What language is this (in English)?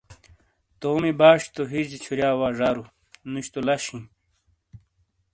Shina